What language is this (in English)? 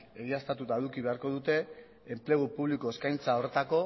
Basque